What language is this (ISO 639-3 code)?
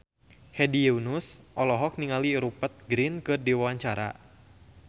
sun